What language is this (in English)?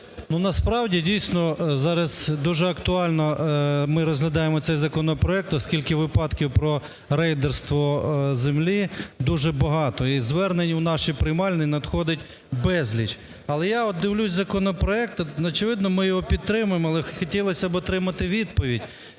Ukrainian